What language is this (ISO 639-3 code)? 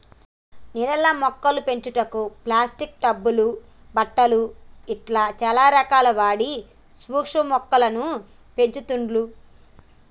tel